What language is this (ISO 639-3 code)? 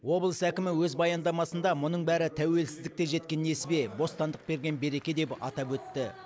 kaz